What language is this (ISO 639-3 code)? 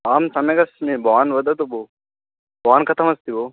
san